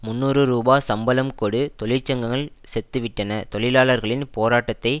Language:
Tamil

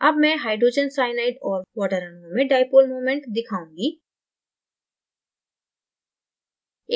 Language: Hindi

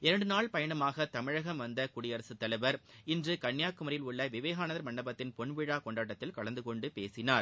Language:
Tamil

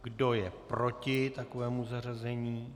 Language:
Czech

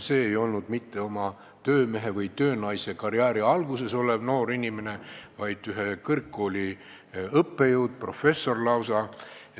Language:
Estonian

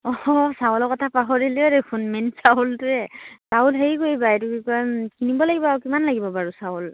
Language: Assamese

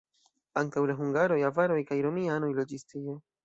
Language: Esperanto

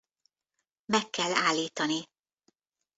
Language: Hungarian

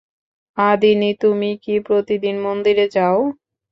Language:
Bangla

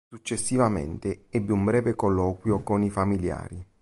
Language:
Italian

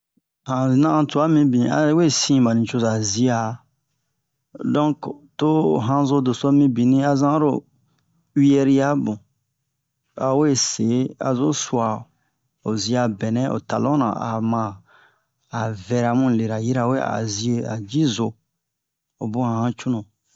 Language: Bomu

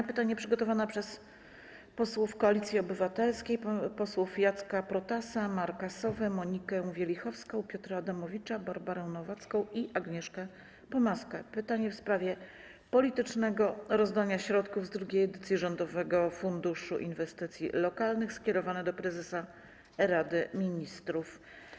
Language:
Polish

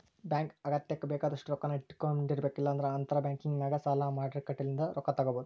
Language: Kannada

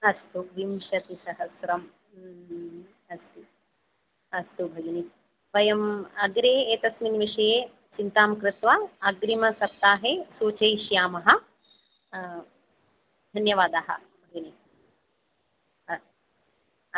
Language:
Sanskrit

